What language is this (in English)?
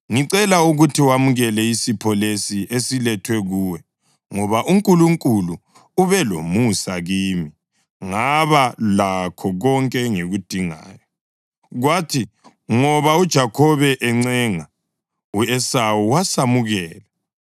North Ndebele